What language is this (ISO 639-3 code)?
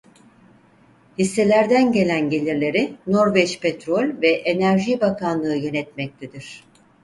tur